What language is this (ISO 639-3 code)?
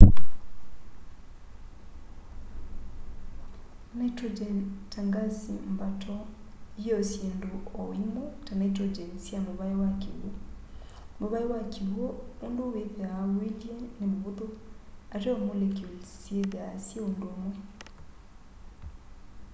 kam